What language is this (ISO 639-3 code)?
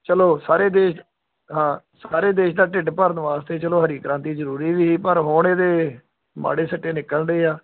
pan